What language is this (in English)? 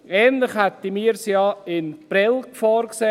Swiss German